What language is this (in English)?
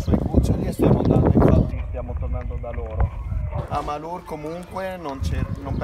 Italian